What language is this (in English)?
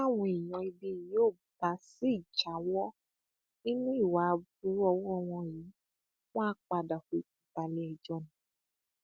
Yoruba